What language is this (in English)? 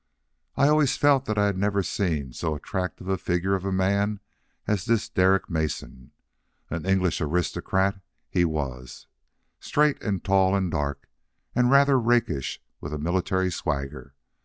English